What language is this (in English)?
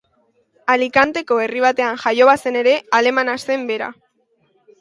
Basque